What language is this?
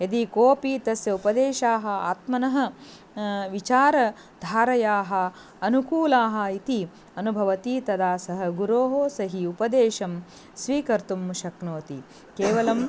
Sanskrit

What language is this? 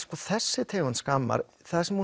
Icelandic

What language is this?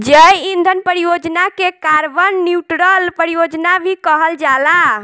Bhojpuri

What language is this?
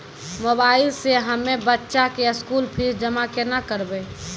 Maithili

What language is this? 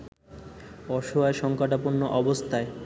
Bangla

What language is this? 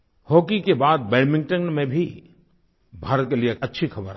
Hindi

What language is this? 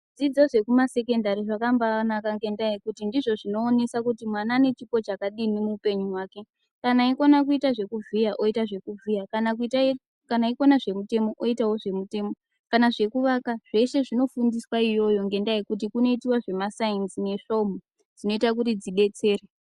Ndau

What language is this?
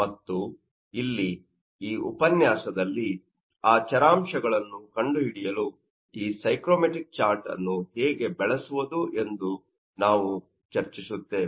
Kannada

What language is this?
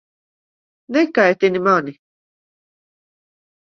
Latvian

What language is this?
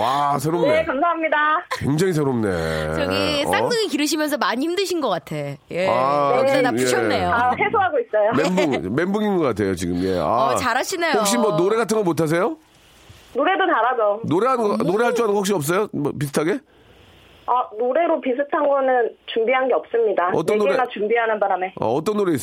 Korean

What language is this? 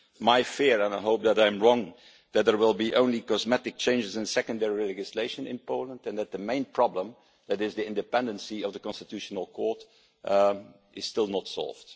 English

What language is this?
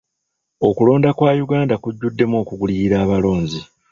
Ganda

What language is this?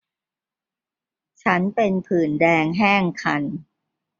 Thai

